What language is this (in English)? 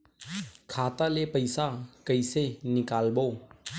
Chhattisgarhi